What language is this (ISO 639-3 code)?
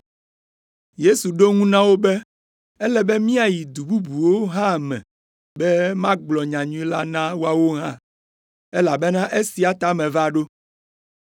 ewe